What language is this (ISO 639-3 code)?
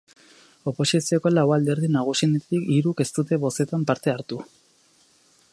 eus